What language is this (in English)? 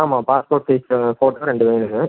Tamil